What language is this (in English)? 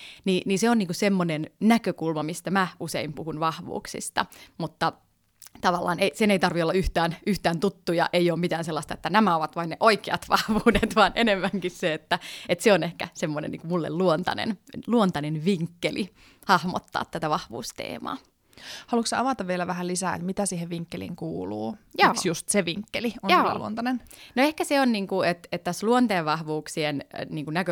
Finnish